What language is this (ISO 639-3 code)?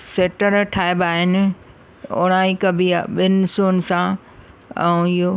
snd